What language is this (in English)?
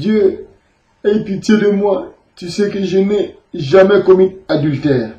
French